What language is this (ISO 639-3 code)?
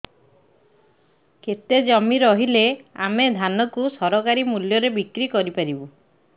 ori